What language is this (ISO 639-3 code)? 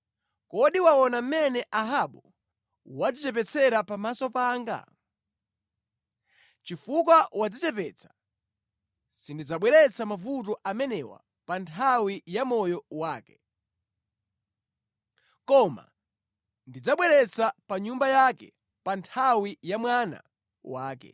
nya